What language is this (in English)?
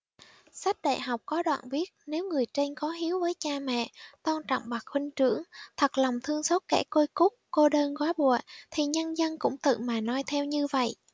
Vietnamese